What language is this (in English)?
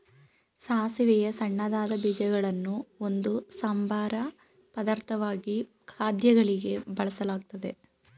Kannada